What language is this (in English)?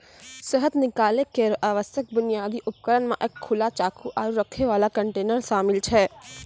Maithili